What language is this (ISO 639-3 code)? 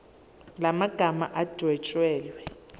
zul